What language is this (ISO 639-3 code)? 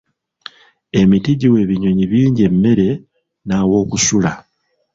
lug